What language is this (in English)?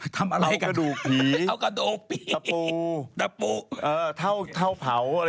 Thai